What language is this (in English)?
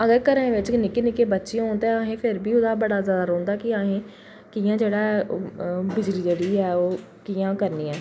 Dogri